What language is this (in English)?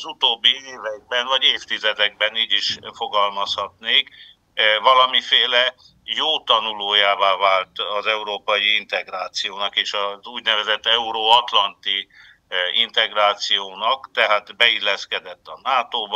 Hungarian